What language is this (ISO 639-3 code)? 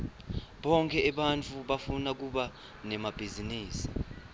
ssw